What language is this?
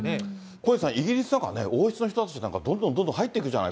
Japanese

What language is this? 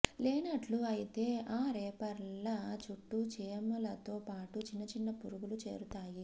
Telugu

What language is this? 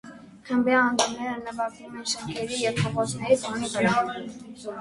Armenian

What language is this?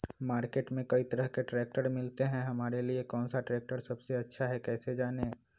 Magahi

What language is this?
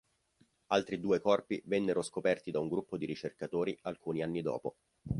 Italian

